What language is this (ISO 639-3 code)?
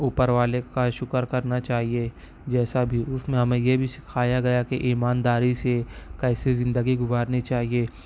urd